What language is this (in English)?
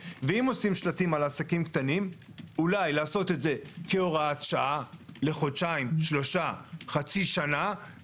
Hebrew